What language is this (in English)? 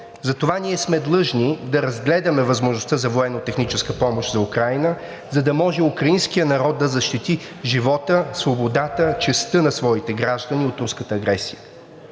Bulgarian